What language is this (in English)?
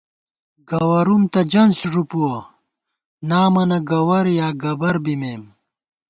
Gawar-Bati